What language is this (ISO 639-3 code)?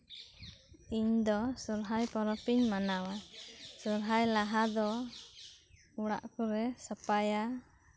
sat